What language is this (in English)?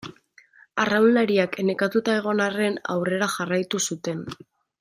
Basque